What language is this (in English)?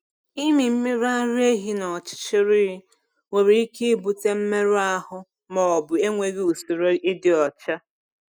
Igbo